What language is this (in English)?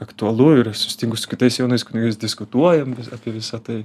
Lithuanian